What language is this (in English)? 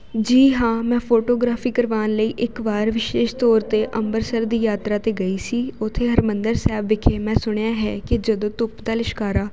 Punjabi